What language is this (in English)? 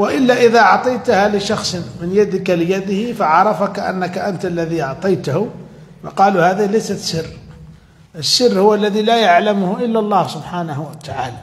Arabic